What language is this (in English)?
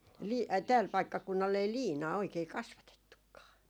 Finnish